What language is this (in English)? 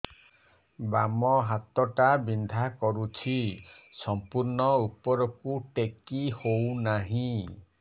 Odia